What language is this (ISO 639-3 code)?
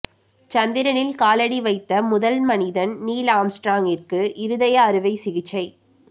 tam